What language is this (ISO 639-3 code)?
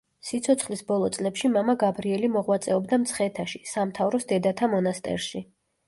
kat